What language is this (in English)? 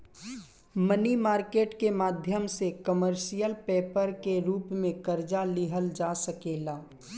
Bhojpuri